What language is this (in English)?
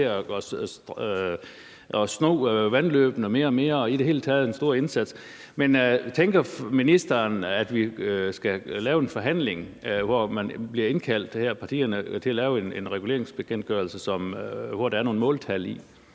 Danish